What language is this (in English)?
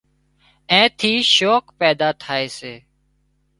Wadiyara Koli